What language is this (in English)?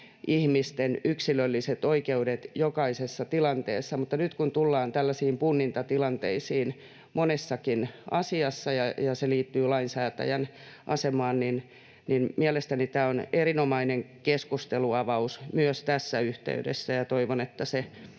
Finnish